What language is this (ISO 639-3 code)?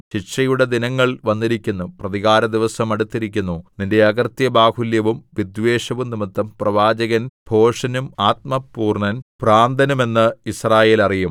mal